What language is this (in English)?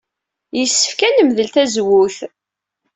Kabyle